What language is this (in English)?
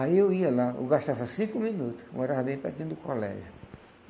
Portuguese